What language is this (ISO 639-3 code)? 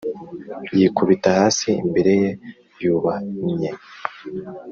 kin